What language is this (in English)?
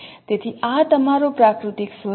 Gujarati